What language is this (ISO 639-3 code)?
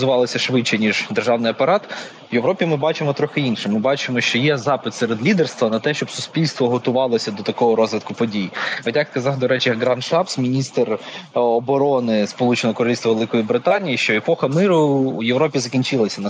ukr